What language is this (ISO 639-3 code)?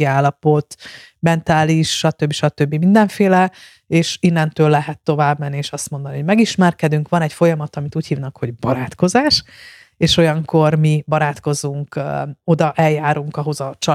hun